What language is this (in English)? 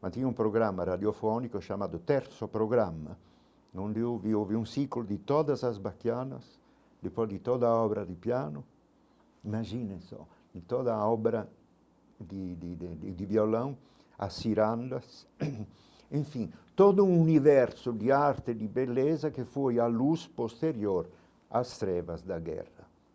Portuguese